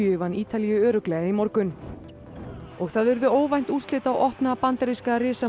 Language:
Icelandic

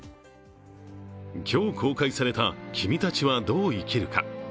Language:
Japanese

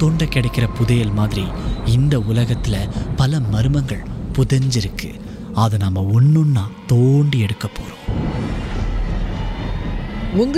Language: Tamil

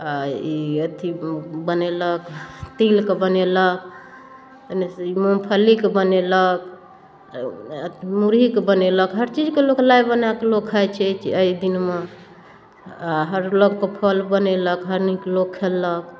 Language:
Maithili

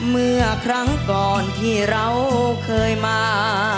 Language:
Thai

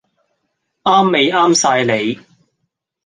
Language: Cantonese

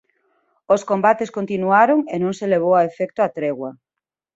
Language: Galician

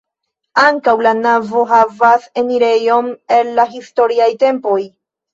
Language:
Esperanto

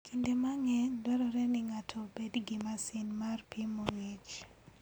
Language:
Luo (Kenya and Tanzania)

